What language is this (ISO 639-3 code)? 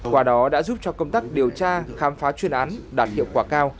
vie